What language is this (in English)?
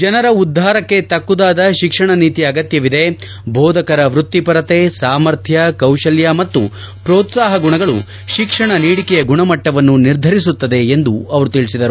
Kannada